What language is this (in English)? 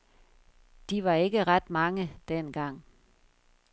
Danish